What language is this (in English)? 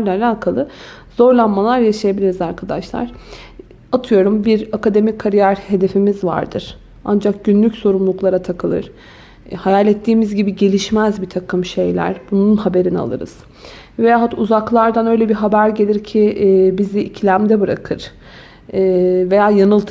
Turkish